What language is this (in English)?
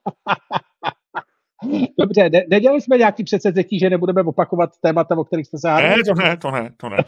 Czech